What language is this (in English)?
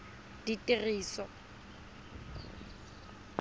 Tswana